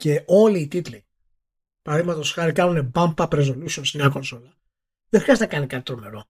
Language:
Greek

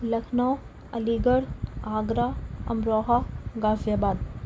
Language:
Urdu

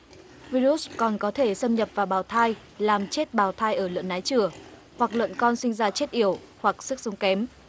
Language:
Vietnamese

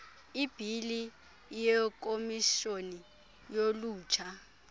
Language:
Xhosa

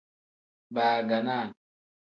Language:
Tem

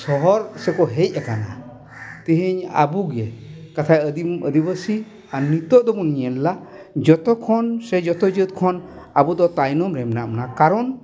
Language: Santali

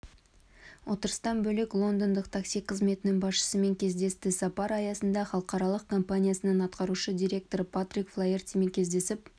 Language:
Kazakh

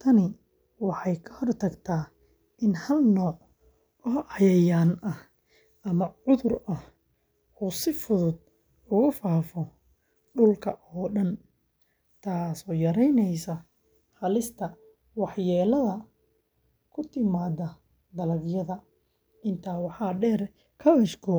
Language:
Somali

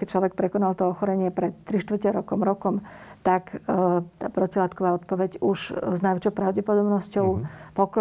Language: Slovak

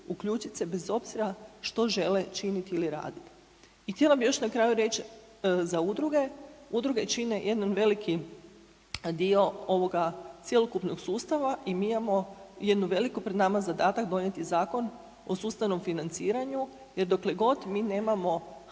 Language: Croatian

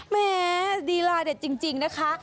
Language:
Thai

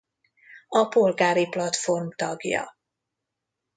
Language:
Hungarian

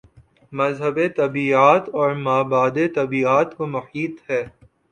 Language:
Urdu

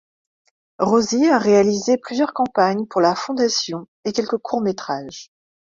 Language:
French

